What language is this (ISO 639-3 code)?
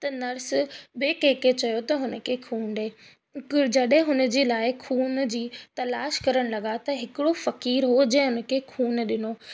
snd